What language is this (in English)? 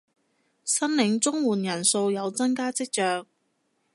Cantonese